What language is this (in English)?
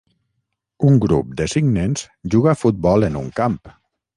Catalan